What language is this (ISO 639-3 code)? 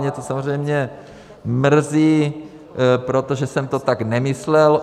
ces